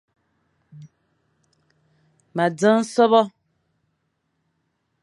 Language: Fang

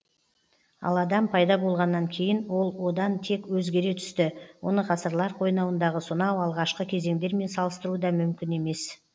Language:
Kazakh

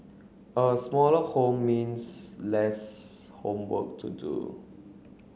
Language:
English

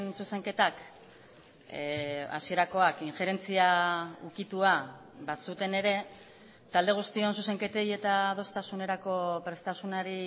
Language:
Basque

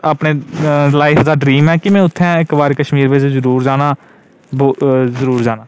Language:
Dogri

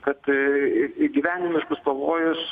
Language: Lithuanian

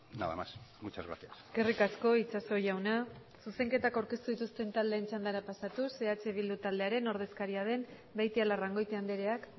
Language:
Basque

